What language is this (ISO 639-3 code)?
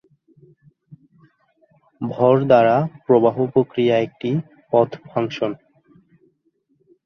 ben